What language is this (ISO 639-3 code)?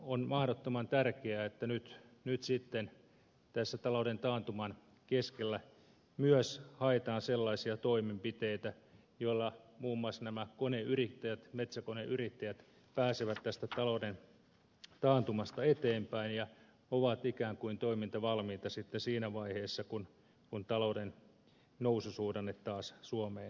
fin